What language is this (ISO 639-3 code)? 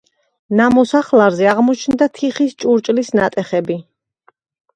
kat